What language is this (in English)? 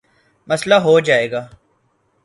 Urdu